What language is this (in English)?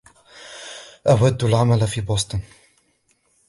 Arabic